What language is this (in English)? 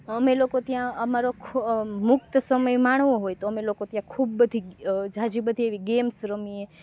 Gujarati